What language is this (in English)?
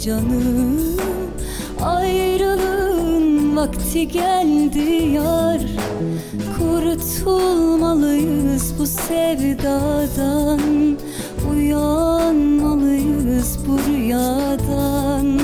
Turkish